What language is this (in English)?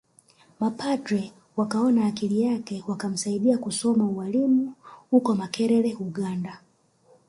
Swahili